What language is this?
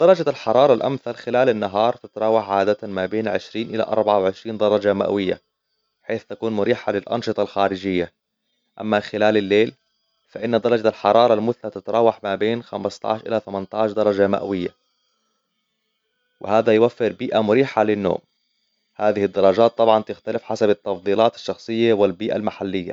Hijazi Arabic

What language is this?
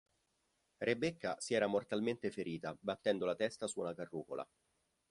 Italian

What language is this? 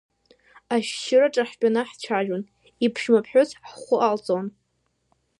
Abkhazian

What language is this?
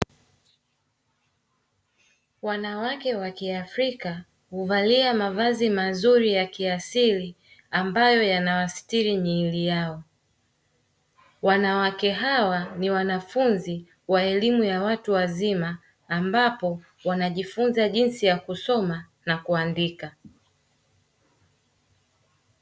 Swahili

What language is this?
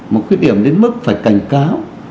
Vietnamese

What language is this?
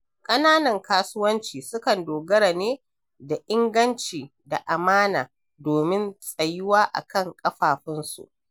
Hausa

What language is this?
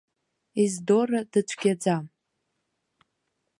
Abkhazian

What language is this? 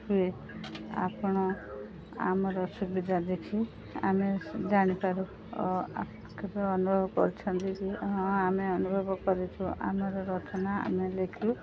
Odia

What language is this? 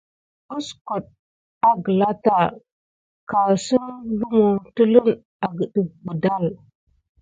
Gidar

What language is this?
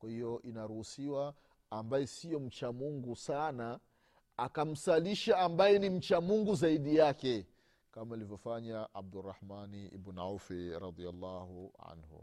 Swahili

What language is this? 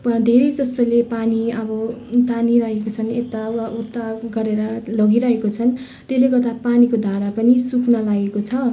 Nepali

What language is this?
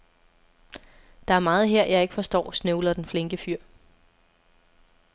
Danish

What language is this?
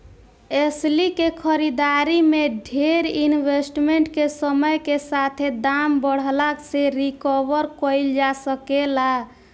Bhojpuri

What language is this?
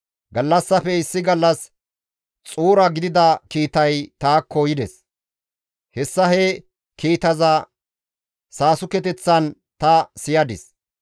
Gamo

